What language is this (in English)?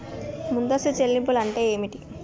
Telugu